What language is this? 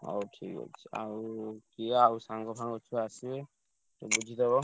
Odia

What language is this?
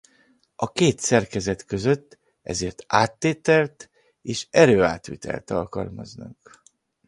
Hungarian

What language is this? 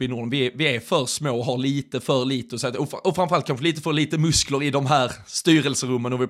Swedish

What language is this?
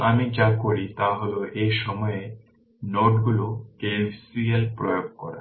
Bangla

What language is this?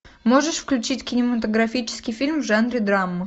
Russian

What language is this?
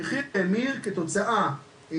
Hebrew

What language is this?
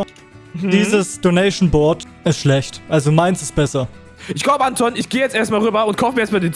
German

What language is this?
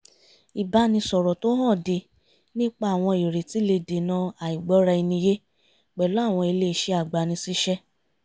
Yoruba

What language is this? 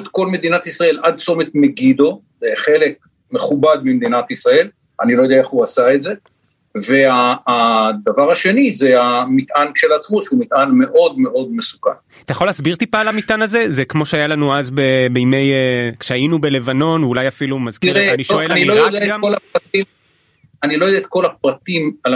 Hebrew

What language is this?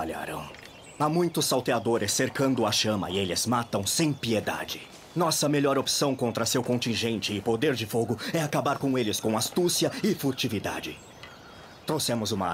Portuguese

